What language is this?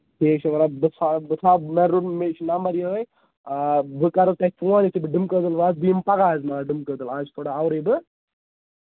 Kashmiri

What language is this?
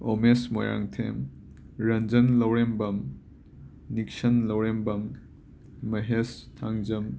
Manipuri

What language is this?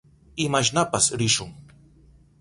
Southern Pastaza Quechua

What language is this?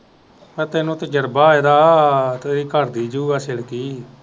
Punjabi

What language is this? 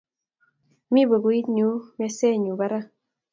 Kalenjin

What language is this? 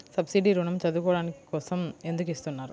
Telugu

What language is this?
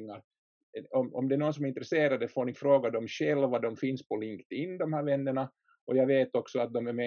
Swedish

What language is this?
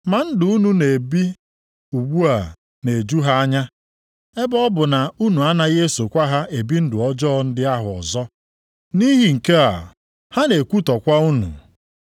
Igbo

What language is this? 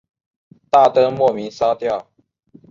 Chinese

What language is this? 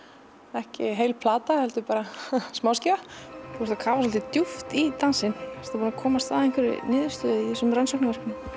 Icelandic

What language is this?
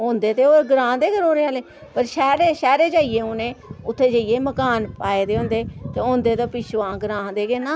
Dogri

